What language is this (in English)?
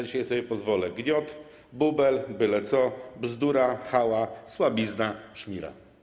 Polish